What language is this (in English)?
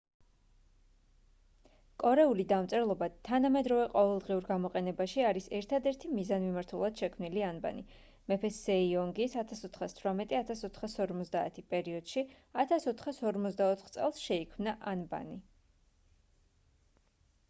Georgian